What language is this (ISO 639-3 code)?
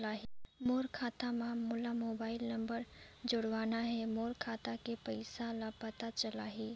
hne